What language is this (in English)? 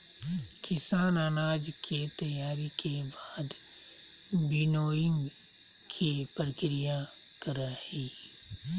Magahi